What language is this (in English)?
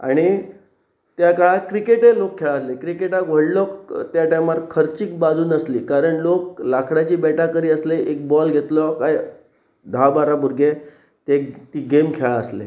Konkani